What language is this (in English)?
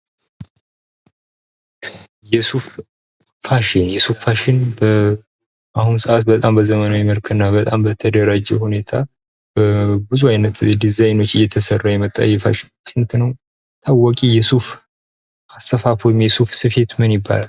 Amharic